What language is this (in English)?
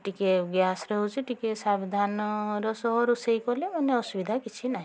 Odia